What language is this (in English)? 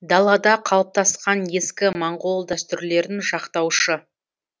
Kazakh